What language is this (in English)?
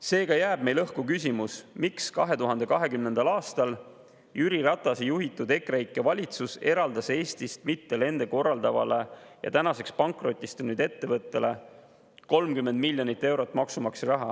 Estonian